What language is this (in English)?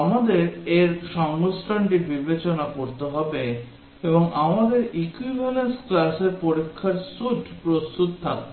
Bangla